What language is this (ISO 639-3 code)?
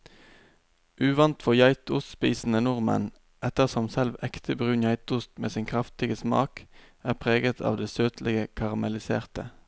nor